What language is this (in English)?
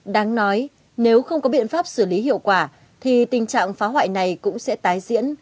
Vietnamese